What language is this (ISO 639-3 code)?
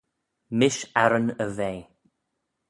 glv